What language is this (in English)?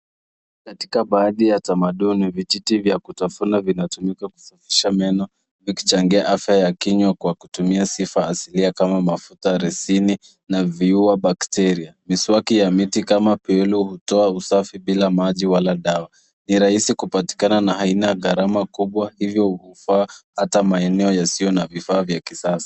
Swahili